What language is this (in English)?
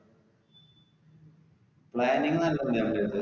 Malayalam